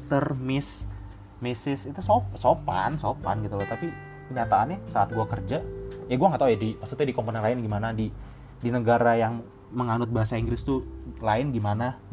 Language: Indonesian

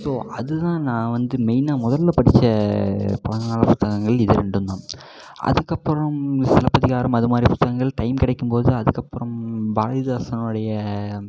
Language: Tamil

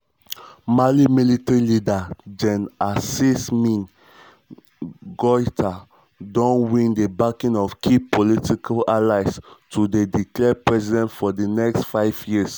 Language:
Nigerian Pidgin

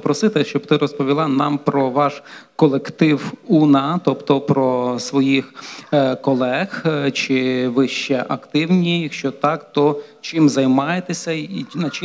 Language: Polish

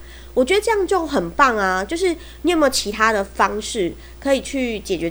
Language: Chinese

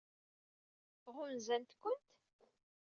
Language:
Kabyle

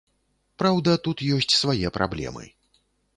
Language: Belarusian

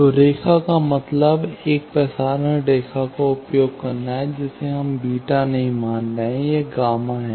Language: Hindi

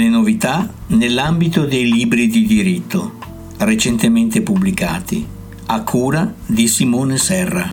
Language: Italian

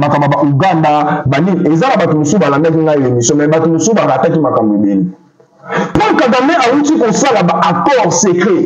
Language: French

